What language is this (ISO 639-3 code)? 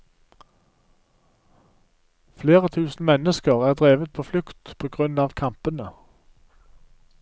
nor